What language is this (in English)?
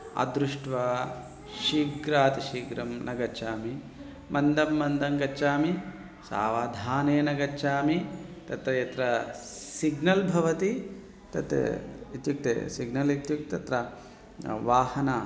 Sanskrit